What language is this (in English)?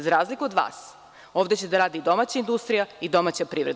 Serbian